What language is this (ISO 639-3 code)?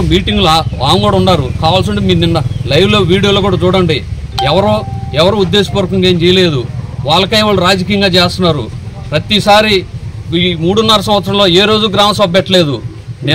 tel